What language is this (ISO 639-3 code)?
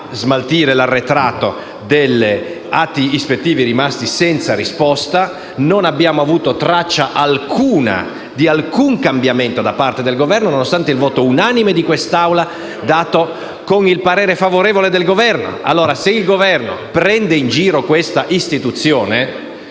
ita